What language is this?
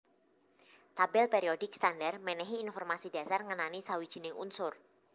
Javanese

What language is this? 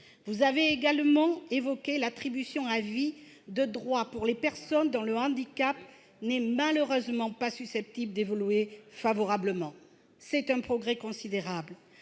French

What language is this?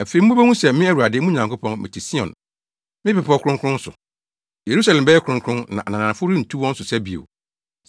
Akan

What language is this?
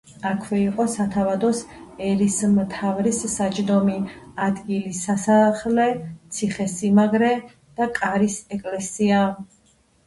Georgian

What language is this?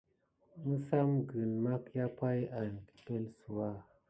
Gidar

